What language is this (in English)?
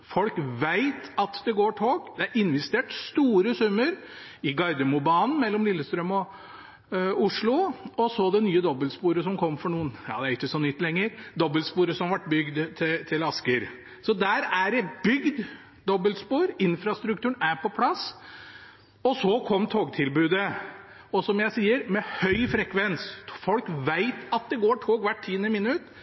Norwegian Bokmål